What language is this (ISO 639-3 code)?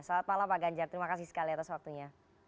ind